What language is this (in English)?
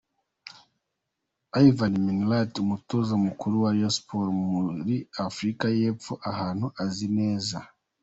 Kinyarwanda